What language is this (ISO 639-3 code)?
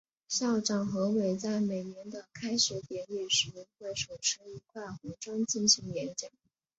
zho